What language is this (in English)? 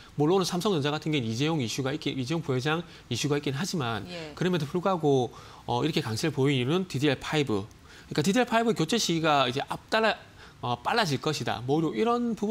Korean